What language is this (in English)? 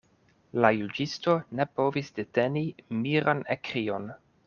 Esperanto